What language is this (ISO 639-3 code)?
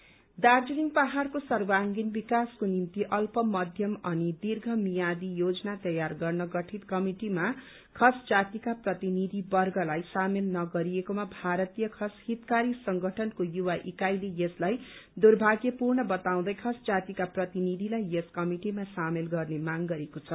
nep